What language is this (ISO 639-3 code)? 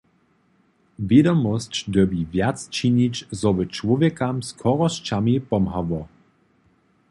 hsb